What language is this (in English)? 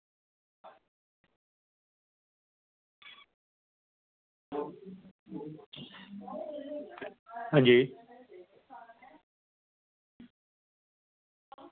Dogri